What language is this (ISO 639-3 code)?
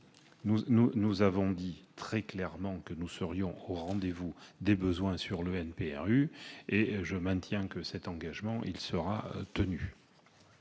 fra